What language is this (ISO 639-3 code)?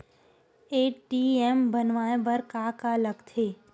hne